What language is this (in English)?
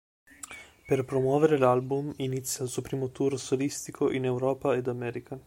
Italian